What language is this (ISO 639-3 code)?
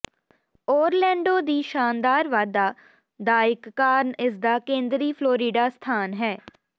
pan